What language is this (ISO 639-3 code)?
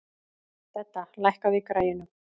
isl